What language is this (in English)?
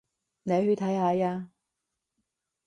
Cantonese